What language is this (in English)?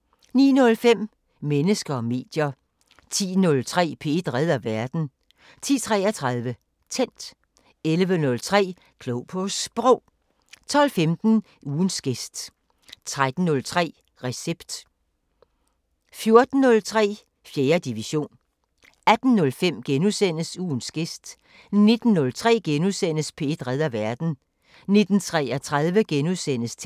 Danish